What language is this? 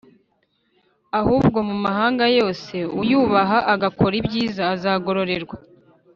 Kinyarwanda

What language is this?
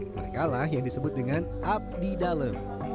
Indonesian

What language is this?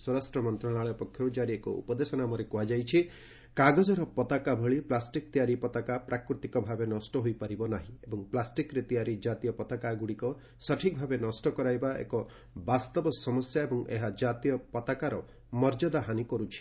Odia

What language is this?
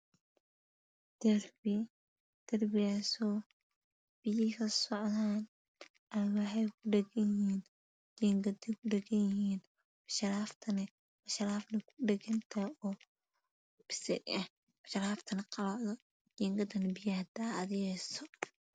Somali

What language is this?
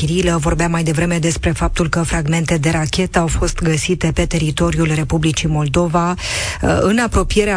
Romanian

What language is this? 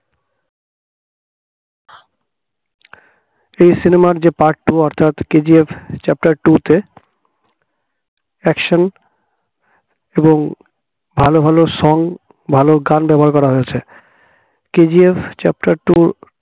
Bangla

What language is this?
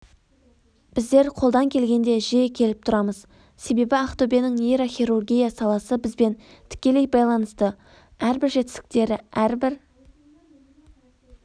Kazakh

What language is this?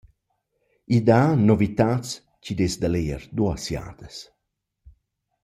Romansh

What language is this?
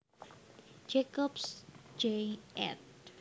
Javanese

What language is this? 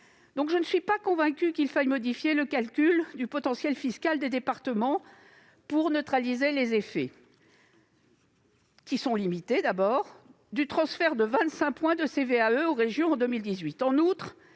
French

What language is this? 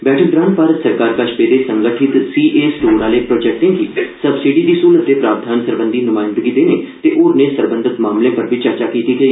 Dogri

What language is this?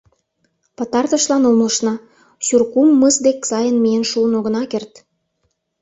Mari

